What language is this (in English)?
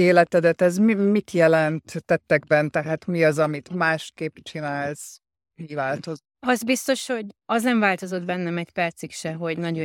Hungarian